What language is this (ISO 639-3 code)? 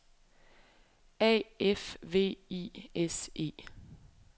dan